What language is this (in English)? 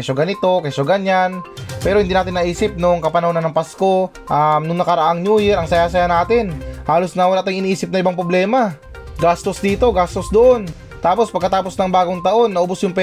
Filipino